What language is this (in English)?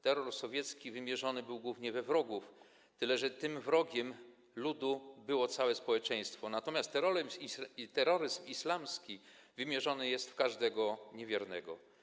Polish